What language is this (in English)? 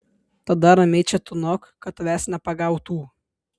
Lithuanian